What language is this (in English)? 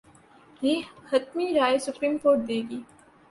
Urdu